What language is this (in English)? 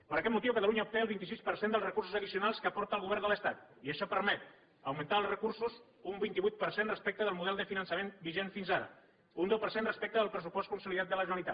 Catalan